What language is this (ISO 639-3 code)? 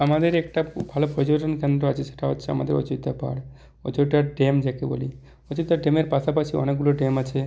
ben